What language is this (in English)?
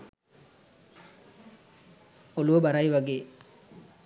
Sinhala